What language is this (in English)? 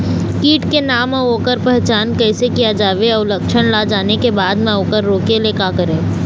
Chhattisgarhi